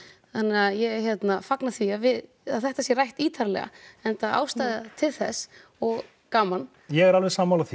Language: Icelandic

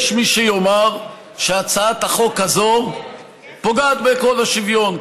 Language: Hebrew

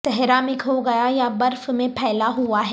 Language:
Urdu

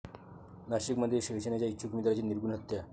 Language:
Marathi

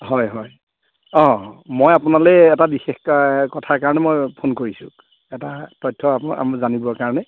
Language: Assamese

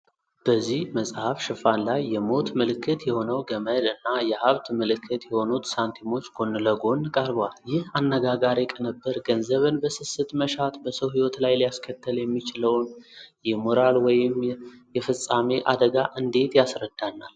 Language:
Amharic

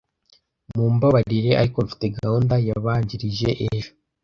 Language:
Kinyarwanda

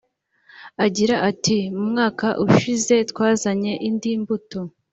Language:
Kinyarwanda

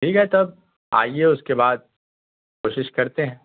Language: Urdu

